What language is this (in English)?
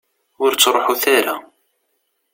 Kabyle